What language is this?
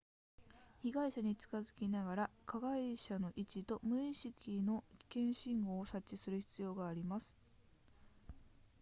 Japanese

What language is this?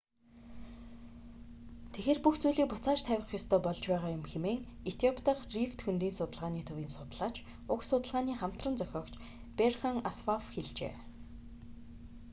Mongolian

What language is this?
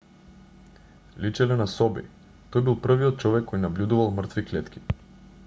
Macedonian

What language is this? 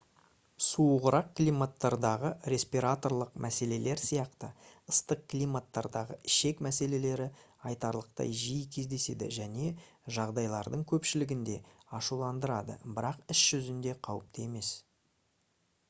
Kazakh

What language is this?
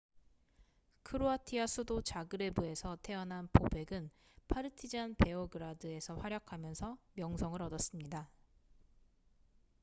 Korean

